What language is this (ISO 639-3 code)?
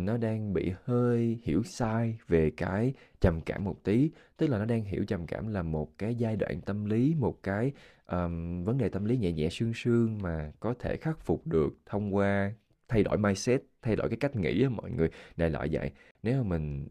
vie